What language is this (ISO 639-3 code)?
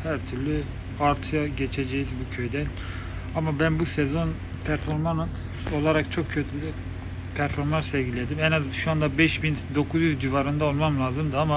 tur